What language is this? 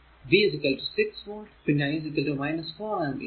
Malayalam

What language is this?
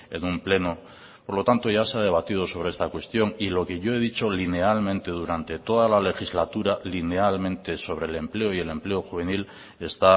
Spanish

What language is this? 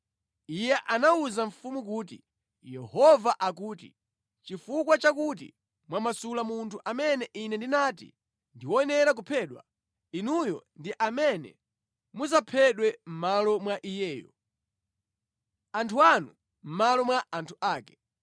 Nyanja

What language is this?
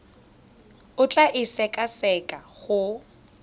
Tswana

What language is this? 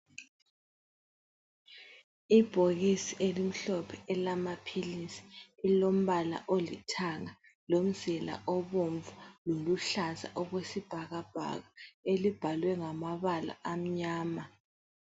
North Ndebele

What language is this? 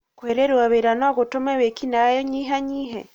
Kikuyu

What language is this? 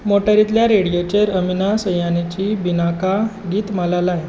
Konkani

